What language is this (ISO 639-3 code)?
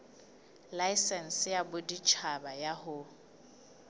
sot